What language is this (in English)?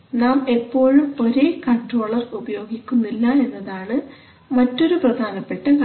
Malayalam